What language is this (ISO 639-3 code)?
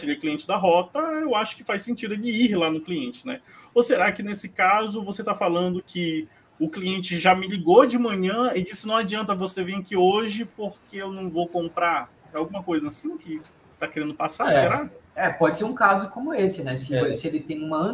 por